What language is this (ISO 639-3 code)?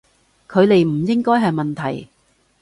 yue